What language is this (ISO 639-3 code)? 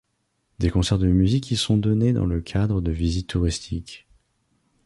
fra